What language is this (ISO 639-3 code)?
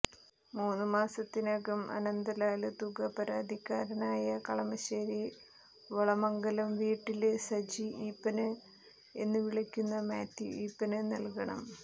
mal